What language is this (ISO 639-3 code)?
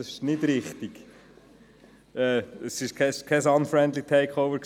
gsw